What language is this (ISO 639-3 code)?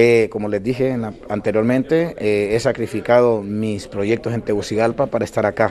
spa